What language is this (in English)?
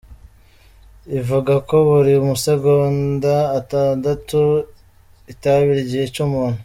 Kinyarwanda